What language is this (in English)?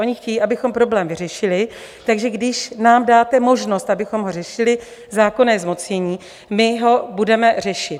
Czech